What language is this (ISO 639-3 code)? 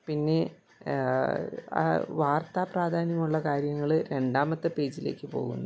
mal